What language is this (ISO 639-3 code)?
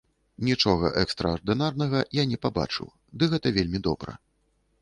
bel